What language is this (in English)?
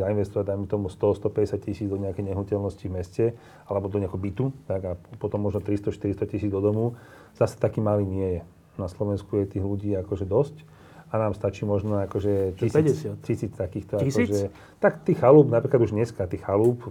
Slovak